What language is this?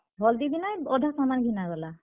Odia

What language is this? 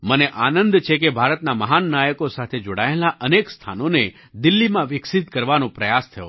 Gujarati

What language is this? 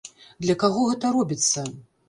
Belarusian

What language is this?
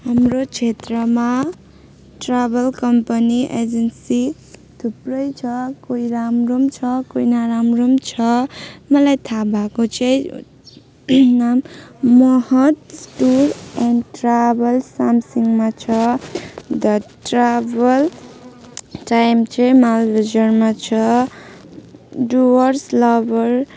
Nepali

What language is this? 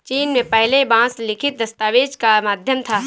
Hindi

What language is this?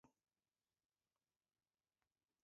Basque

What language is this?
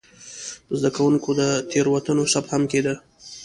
Pashto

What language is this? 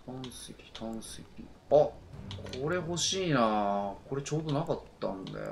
Japanese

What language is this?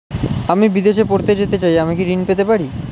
Bangla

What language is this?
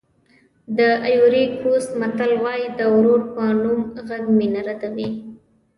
Pashto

